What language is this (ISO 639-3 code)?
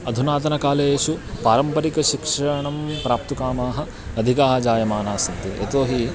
san